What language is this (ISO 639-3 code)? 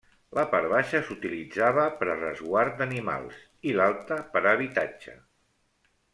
cat